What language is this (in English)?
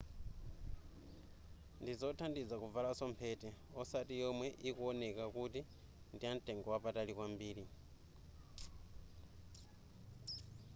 Nyanja